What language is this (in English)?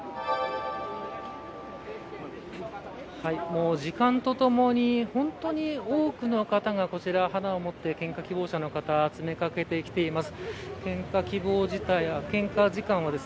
Japanese